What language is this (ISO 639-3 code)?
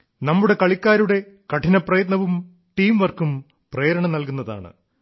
mal